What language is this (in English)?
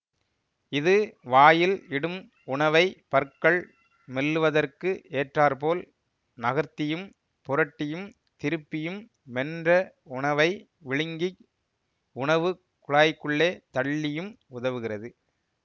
Tamil